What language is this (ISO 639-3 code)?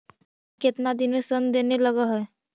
mag